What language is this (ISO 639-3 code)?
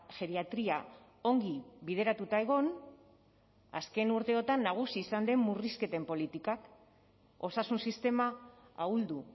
eus